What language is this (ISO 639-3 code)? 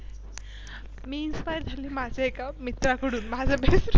mar